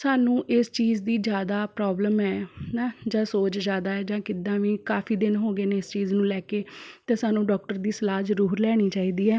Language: Punjabi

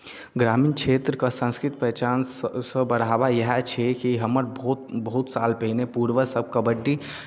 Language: Maithili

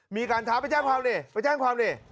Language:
Thai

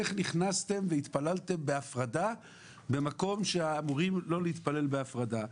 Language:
Hebrew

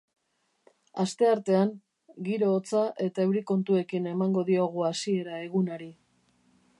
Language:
Basque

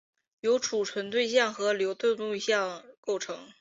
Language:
Chinese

